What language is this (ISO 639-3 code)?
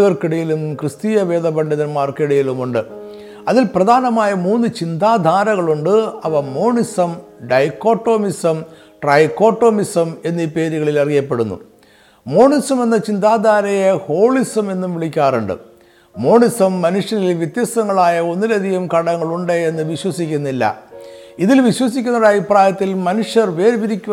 mal